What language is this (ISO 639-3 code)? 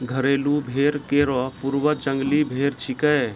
mai